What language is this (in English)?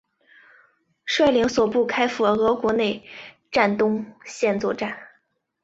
Chinese